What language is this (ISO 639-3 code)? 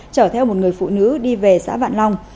vie